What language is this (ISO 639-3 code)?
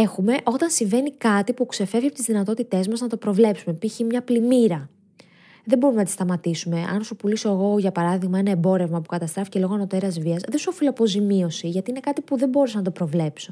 ell